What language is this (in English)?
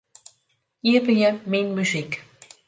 Western Frisian